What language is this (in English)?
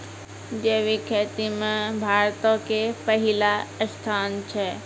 Maithili